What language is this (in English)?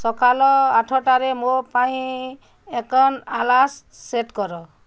Odia